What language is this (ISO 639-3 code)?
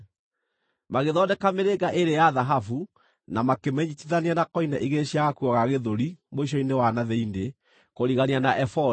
kik